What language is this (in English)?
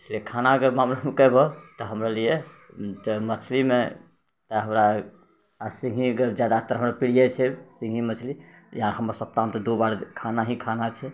Maithili